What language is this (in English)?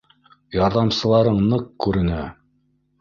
Bashkir